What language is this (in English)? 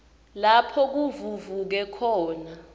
Swati